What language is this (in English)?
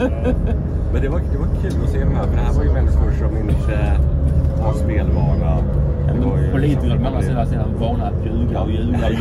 Swedish